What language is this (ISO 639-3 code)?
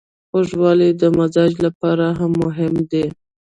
pus